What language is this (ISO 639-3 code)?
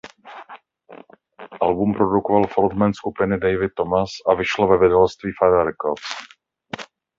ces